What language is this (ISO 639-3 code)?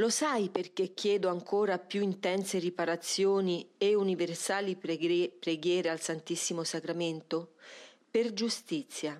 ita